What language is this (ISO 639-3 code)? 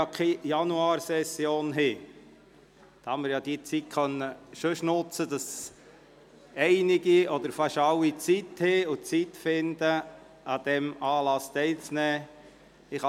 gsw